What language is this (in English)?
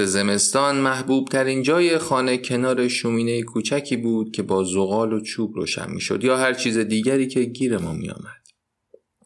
Persian